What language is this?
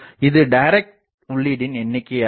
Tamil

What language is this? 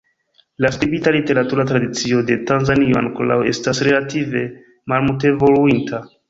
Esperanto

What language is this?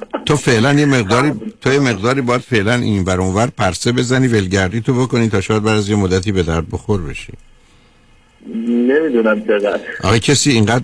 Persian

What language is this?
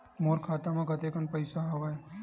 Chhattisgarhi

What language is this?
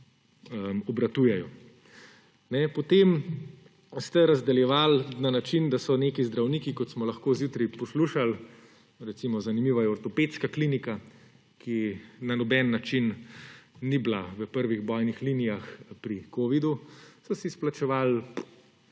Slovenian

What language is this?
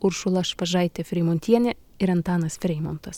Lithuanian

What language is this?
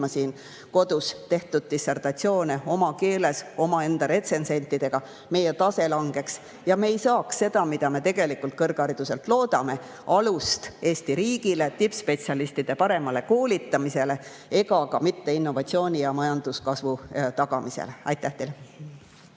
Estonian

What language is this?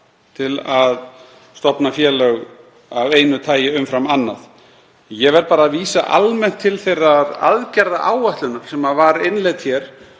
Icelandic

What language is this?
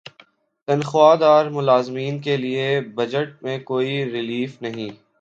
Urdu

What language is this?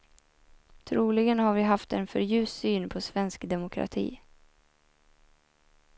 Swedish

